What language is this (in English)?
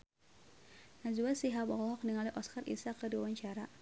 Sundanese